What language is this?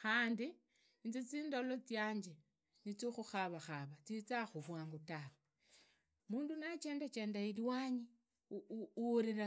Idakho-Isukha-Tiriki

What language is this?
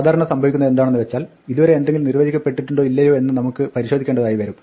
Malayalam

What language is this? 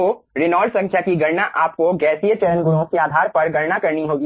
Hindi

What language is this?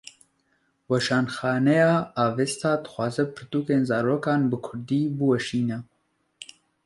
Kurdish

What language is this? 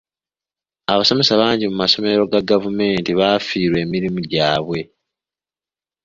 Ganda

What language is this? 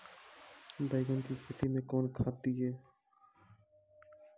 Maithili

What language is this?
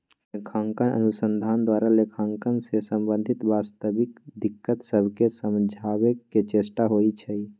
Magahi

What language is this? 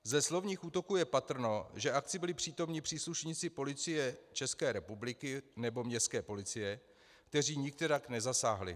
Czech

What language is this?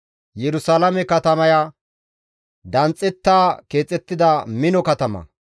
Gamo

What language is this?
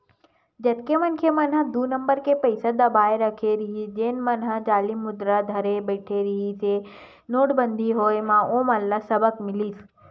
Chhattisgarhi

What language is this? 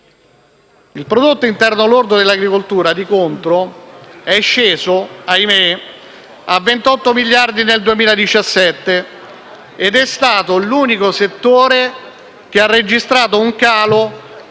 Italian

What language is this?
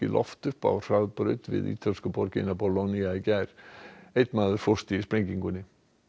Icelandic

